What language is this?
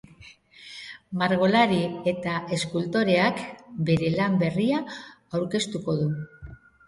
Basque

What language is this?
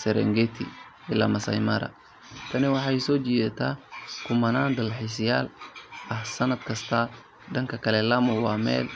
Somali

